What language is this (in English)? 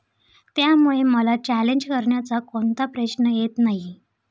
Marathi